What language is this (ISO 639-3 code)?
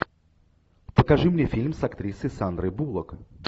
rus